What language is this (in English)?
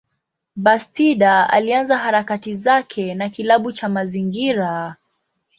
Swahili